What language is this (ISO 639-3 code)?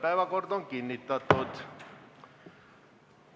est